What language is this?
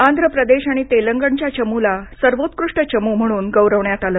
Marathi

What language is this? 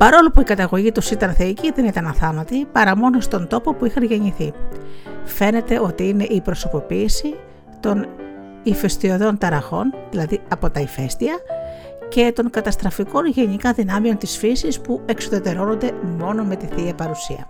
Greek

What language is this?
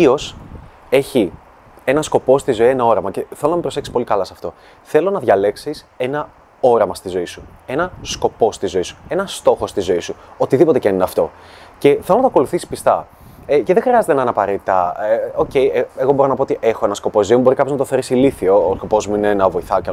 Greek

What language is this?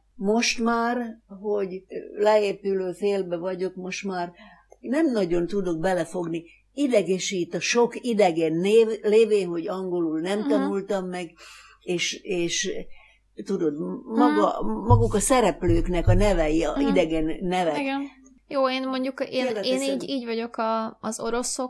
Hungarian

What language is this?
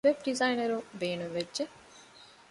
Divehi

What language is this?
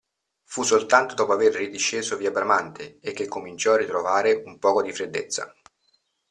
Italian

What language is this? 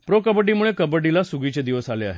Marathi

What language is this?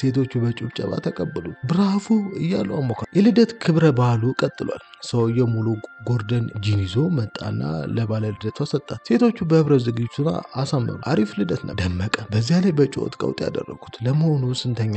Arabic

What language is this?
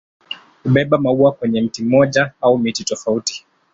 Swahili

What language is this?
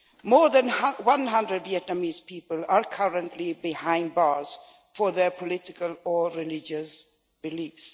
English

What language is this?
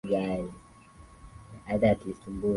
Swahili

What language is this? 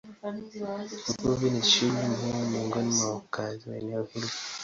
Swahili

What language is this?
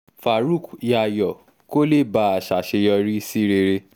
Yoruba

